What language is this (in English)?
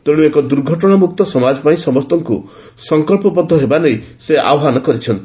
Odia